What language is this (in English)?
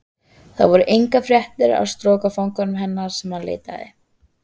Icelandic